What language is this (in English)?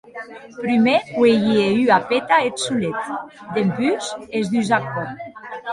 Occitan